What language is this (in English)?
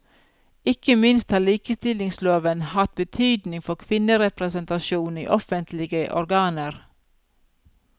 Norwegian